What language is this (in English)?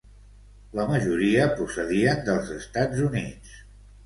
Catalan